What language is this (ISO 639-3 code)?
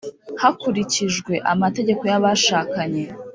kin